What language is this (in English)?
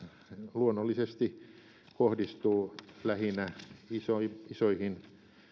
Finnish